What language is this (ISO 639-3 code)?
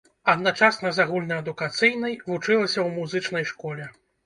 bel